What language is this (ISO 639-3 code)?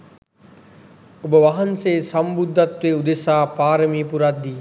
sin